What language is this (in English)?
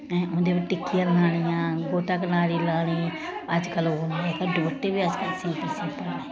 Dogri